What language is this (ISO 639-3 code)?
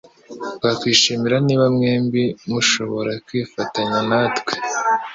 kin